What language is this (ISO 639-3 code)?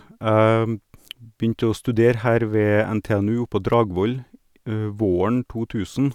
nor